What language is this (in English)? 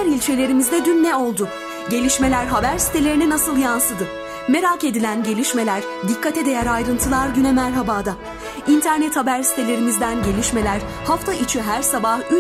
Turkish